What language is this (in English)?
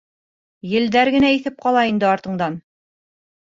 Bashkir